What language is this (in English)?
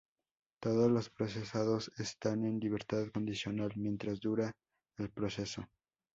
Spanish